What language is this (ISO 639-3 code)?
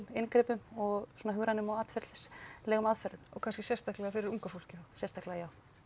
isl